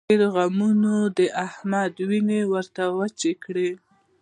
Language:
Pashto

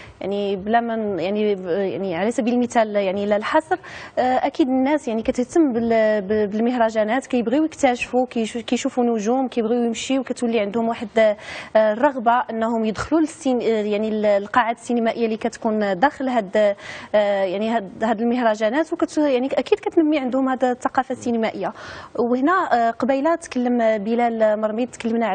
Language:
Arabic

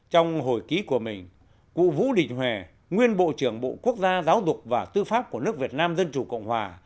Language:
Vietnamese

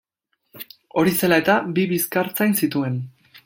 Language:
Basque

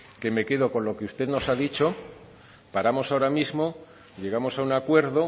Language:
Spanish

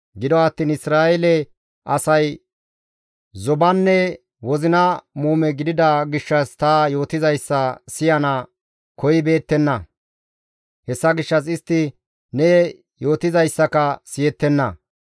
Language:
Gamo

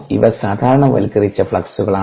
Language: Malayalam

